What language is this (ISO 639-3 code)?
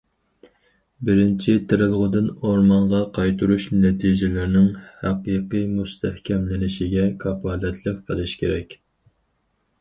uig